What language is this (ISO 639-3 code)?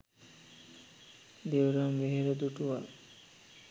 sin